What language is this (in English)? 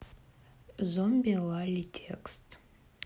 Russian